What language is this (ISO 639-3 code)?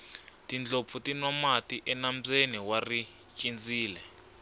tso